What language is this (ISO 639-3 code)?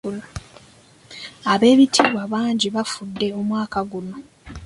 lug